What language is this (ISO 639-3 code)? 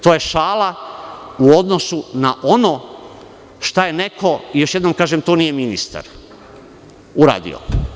srp